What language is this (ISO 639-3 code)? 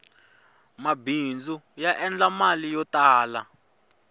tso